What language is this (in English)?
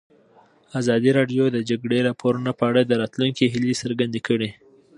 Pashto